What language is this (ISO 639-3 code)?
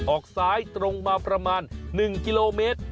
tha